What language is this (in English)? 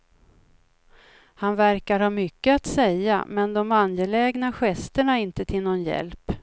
Swedish